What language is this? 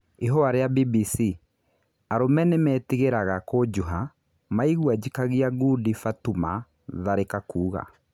Kikuyu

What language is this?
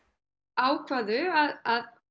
Icelandic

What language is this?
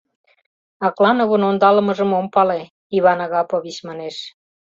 Mari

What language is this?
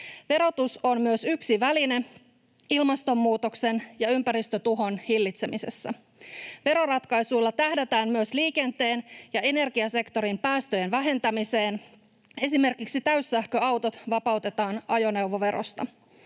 Finnish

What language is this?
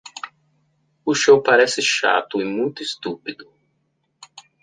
Portuguese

